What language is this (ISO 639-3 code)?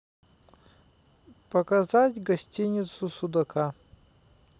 rus